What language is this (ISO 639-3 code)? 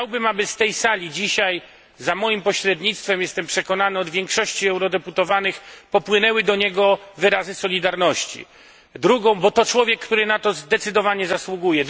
pol